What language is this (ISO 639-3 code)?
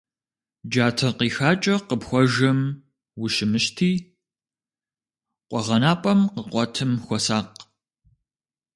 kbd